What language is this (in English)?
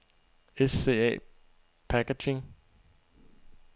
Danish